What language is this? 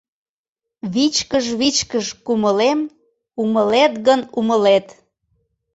Mari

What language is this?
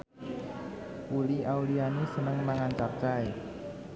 Javanese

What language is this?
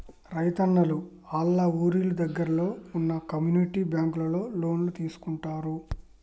Telugu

